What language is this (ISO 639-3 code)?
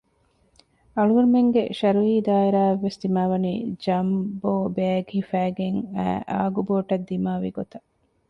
div